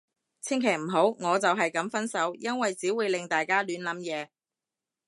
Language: Cantonese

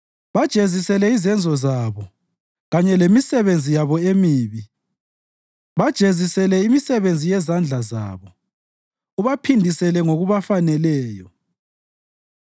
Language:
North Ndebele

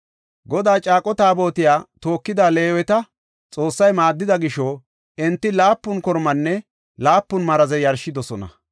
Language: Gofa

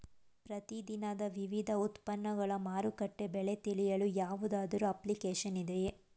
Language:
Kannada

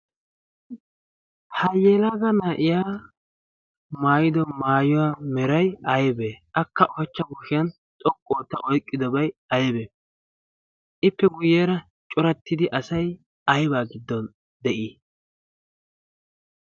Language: Wolaytta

